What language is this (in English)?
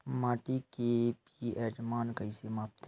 Chhattisgarhi